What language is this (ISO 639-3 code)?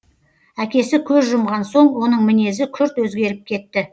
kaz